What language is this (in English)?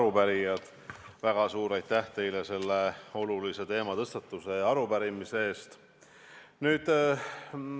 Estonian